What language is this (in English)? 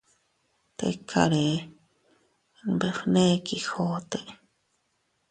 Teutila Cuicatec